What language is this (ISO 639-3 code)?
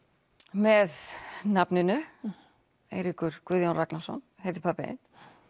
isl